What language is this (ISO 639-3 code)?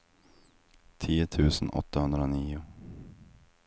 swe